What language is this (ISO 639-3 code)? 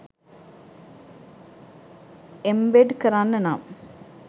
sin